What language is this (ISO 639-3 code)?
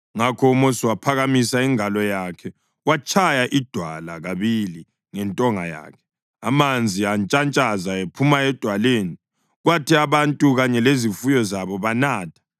nde